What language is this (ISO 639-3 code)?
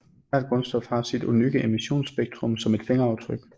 dan